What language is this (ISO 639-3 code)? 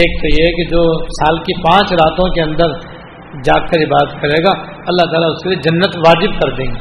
urd